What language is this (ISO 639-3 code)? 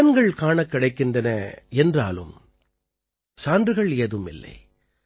tam